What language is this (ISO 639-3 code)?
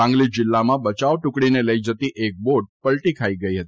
guj